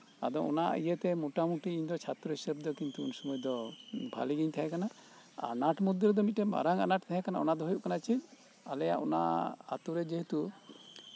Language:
Santali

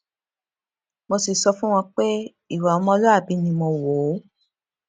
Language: Yoruba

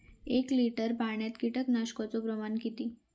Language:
Marathi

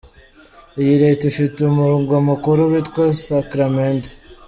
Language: Kinyarwanda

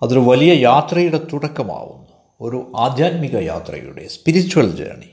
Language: Malayalam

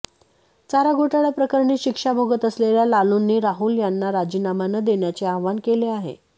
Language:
Marathi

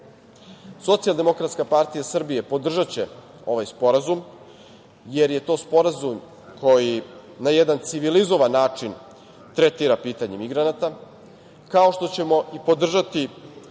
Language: Serbian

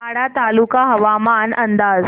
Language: Marathi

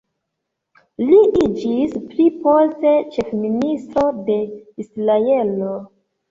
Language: Esperanto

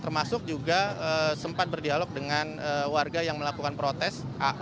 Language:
Indonesian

